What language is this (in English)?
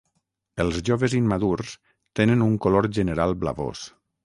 Catalan